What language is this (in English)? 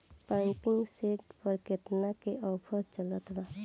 Bhojpuri